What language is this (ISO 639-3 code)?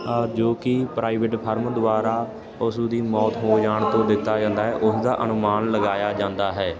pan